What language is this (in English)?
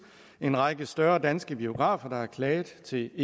Danish